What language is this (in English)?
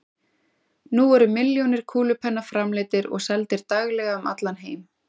Icelandic